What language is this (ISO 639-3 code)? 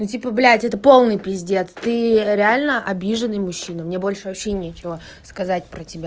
rus